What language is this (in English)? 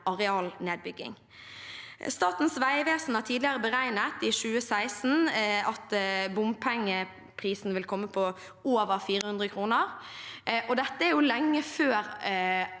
Norwegian